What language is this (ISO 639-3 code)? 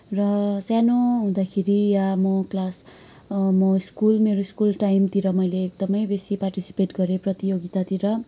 nep